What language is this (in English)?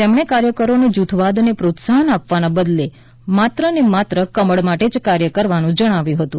Gujarati